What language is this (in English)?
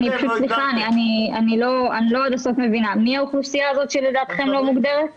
Hebrew